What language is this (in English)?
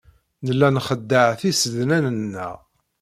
Kabyle